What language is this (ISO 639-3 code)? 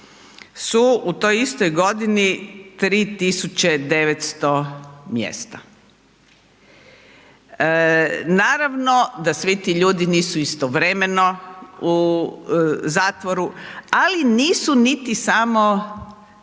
hrv